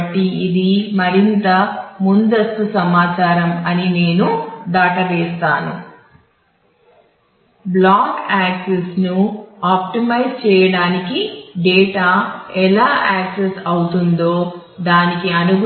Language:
Telugu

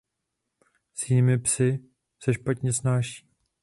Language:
Czech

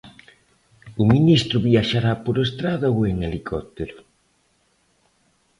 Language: Galician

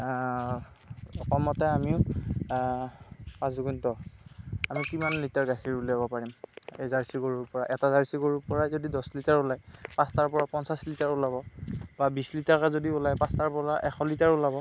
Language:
Assamese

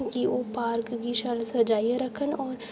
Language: Dogri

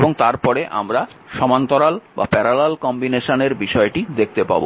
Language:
Bangla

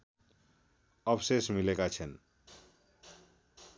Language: Nepali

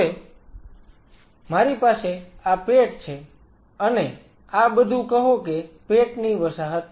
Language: Gujarati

